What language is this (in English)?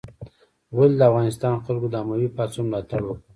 Pashto